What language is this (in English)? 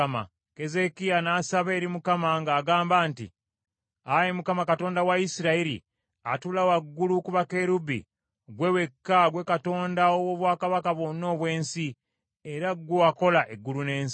Ganda